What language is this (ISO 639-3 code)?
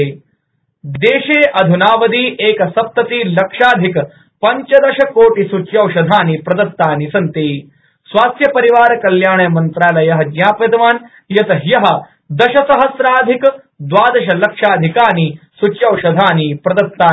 san